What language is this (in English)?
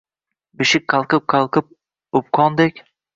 Uzbek